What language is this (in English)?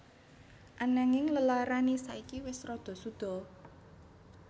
Javanese